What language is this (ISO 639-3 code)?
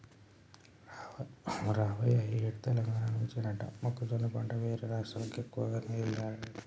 tel